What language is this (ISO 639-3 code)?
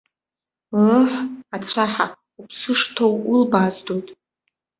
abk